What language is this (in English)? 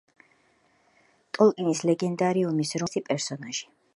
Georgian